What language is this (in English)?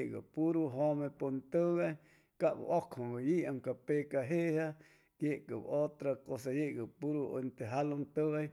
Chimalapa Zoque